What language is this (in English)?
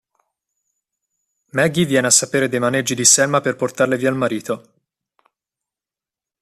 Italian